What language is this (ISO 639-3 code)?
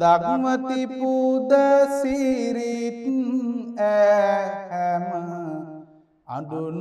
ron